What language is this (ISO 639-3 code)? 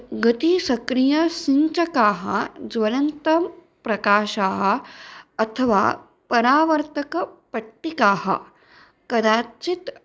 san